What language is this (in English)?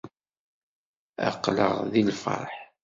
Kabyle